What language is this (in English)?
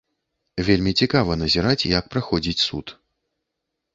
Belarusian